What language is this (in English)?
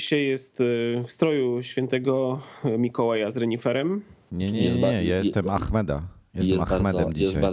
Polish